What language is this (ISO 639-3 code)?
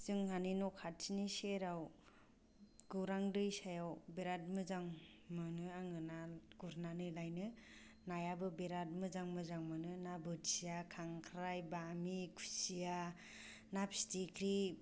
brx